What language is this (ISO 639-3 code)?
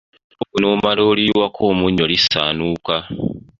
lug